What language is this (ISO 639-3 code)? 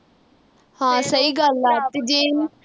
pan